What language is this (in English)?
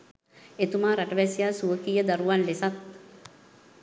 Sinhala